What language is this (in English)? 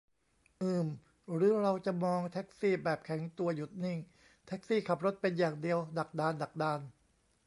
Thai